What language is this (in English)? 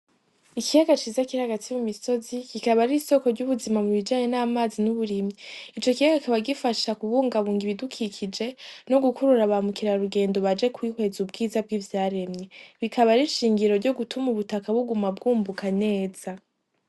Rundi